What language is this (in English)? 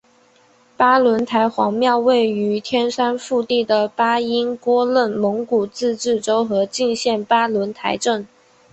Chinese